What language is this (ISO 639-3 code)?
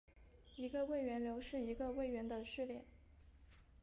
zho